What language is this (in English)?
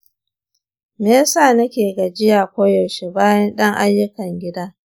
Hausa